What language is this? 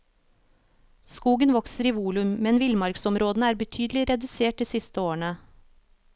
Norwegian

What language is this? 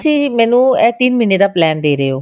Punjabi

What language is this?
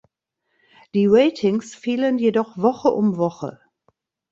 German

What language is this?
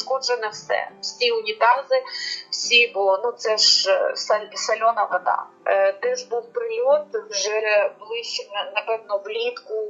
Ukrainian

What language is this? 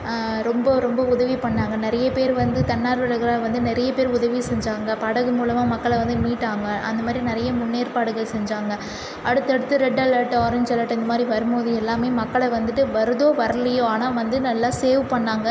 Tamil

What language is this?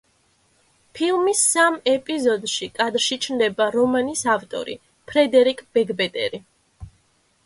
Georgian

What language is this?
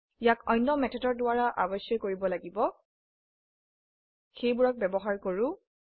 Assamese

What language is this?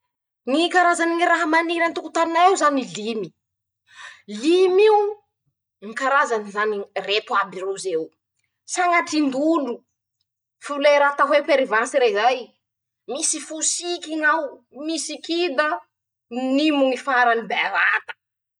Masikoro Malagasy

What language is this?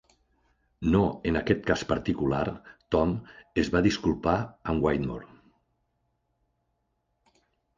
Catalan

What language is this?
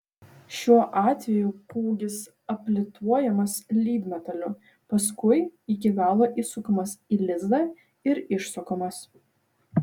Lithuanian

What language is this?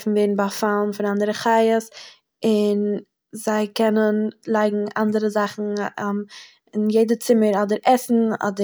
Yiddish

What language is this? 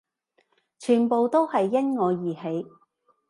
Cantonese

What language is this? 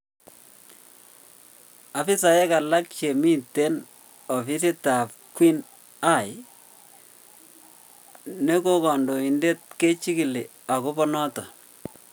Kalenjin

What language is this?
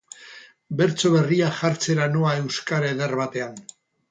Basque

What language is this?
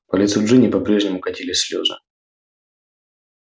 Russian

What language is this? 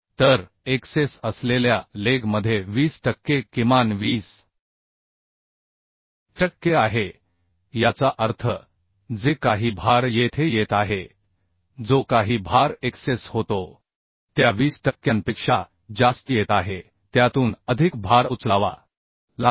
Marathi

